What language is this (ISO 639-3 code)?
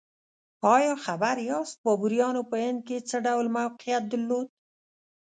pus